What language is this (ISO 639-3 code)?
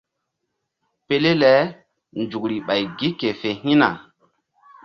mdd